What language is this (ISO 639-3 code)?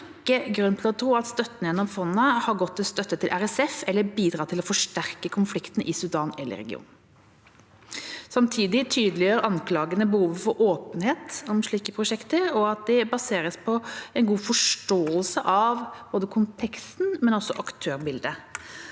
nor